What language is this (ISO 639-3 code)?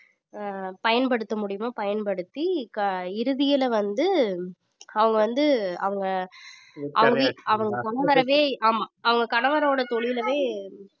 tam